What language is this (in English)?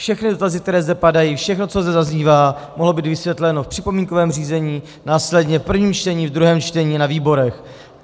Czech